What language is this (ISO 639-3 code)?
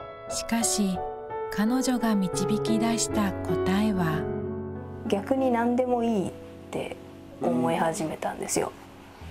jpn